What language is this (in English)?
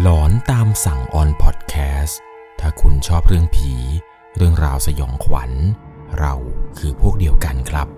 Thai